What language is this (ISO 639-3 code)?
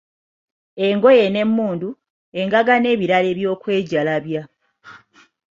lug